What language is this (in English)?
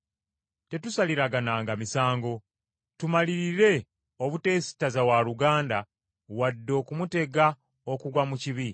Ganda